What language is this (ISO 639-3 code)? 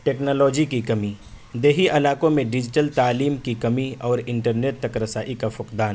urd